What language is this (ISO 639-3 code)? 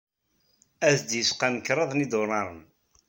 kab